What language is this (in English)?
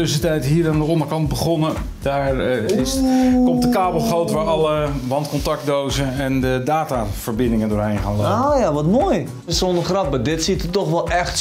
Dutch